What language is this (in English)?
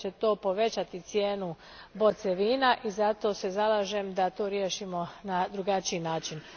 Croatian